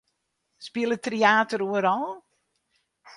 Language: Western Frisian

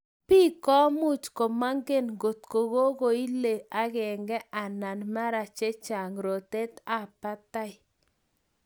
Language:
Kalenjin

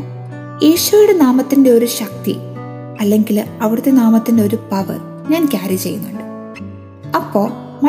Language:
Malayalam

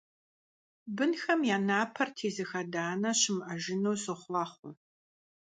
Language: Kabardian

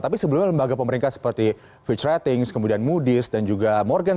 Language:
Indonesian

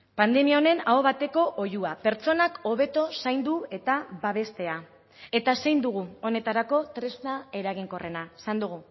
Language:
Basque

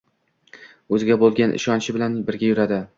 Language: Uzbek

